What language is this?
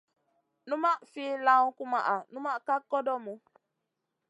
Masana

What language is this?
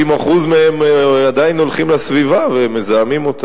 Hebrew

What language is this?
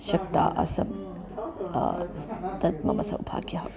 Sanskrit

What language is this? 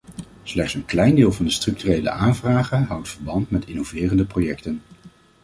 Dutch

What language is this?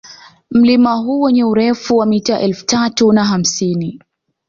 Swahili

